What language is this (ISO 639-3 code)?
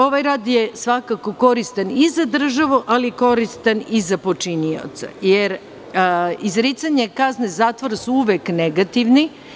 srp